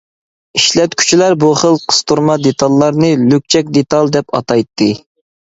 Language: Uyghur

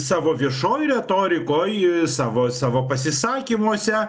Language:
Lithuanian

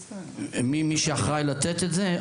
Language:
Hebrew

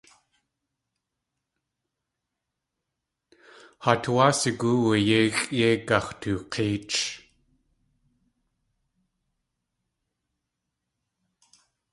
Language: Tlingit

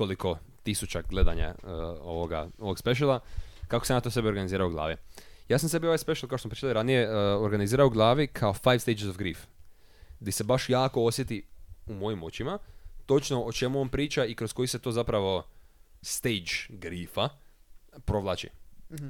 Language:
Croatian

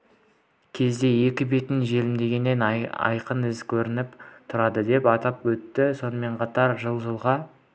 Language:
Kazakh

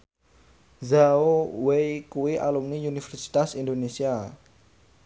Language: Javanese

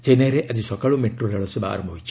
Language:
Odia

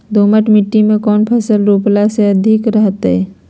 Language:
Magahi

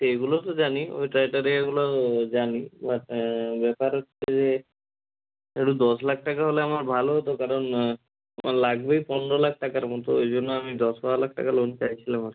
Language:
Bangla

